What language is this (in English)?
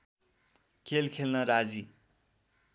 Nepali